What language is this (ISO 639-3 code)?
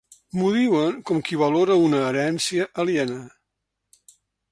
cat